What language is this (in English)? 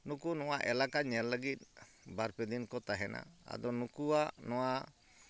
Santali